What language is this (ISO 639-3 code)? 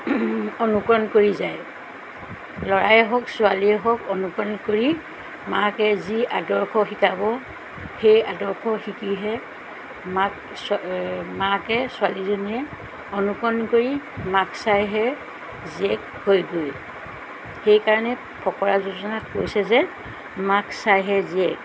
asm